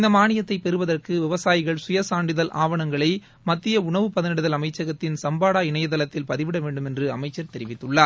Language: Tamil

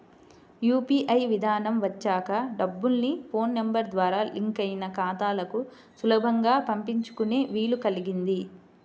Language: Telugu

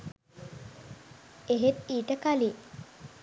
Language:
Sinhala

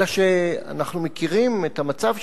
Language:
Hebrew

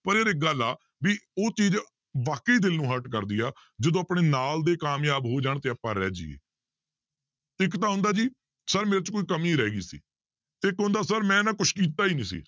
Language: Punjabi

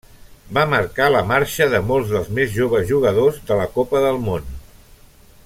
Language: Catalan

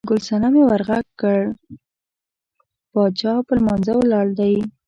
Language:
Pashto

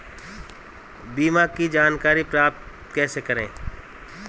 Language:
Hindi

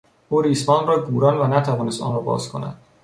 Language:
Persian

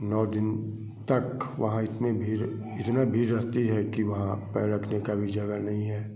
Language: Hindi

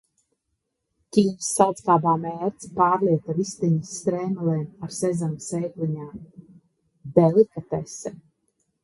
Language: Latvian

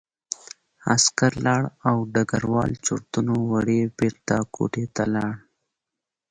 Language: Pashto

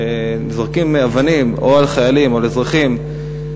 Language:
Hebrew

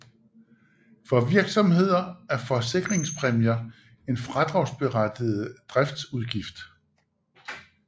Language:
Danish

